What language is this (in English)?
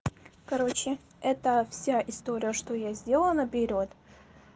Russian